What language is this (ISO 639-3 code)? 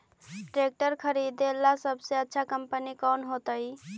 mag